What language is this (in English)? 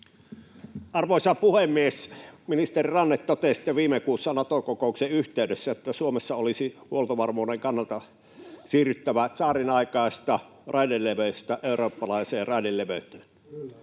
Finnish